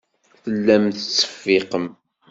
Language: Kabyle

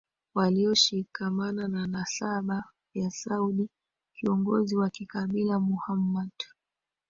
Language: Swahili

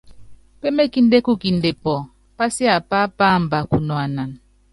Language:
Yangben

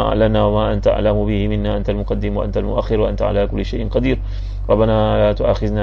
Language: Malay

